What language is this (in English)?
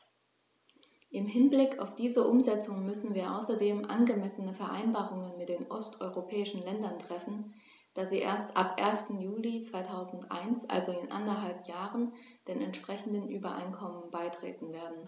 German